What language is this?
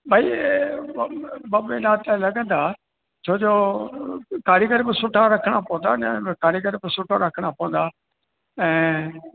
Sindhi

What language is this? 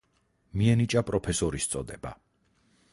Georgian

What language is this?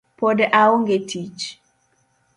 Luo (Kenya and Tanzania)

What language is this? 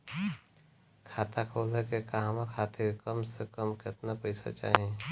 Bhojpuri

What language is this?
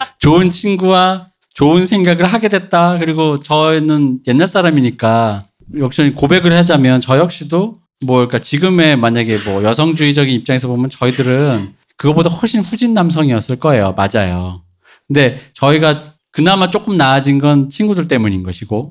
Korean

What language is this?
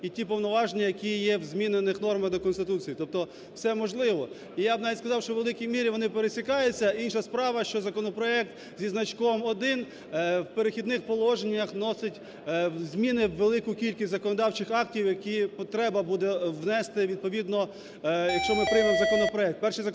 Ukrainian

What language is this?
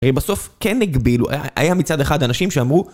Hebrew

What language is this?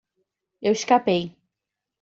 Portuguese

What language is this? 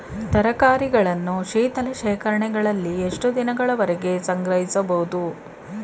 Kannada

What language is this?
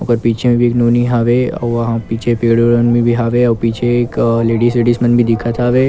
Chhattisgarhi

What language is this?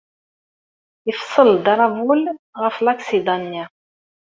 Kabyle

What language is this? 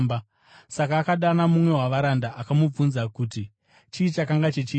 Shona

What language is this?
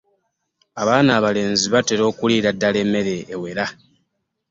Ganda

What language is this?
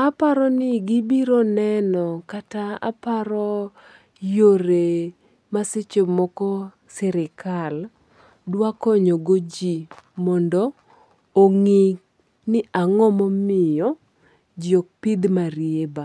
Luo (Kenya and Tanzania)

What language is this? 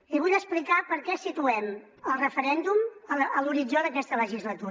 Catalan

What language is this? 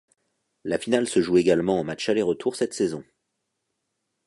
French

